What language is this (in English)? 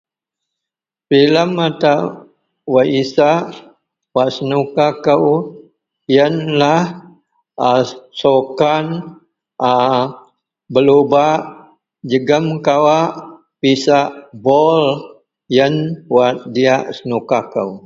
Central Melanau